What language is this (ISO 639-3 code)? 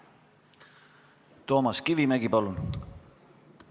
est